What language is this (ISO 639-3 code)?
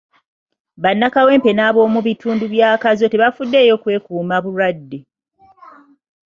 lug